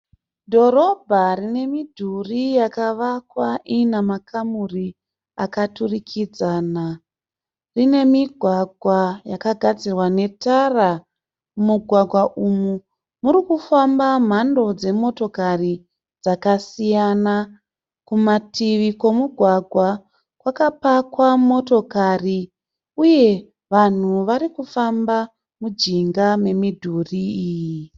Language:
Shona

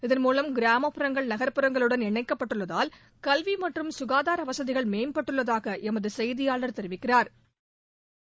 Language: Tamil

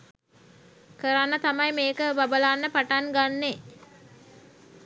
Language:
Sinhala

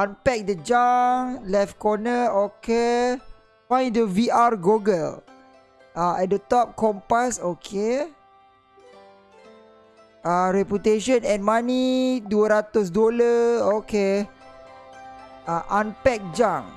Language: Malay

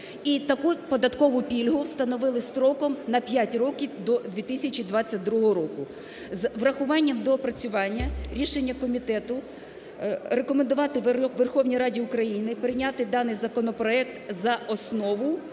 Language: Ukrainian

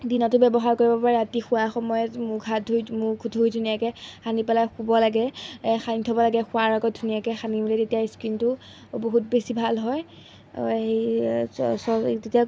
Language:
Assamese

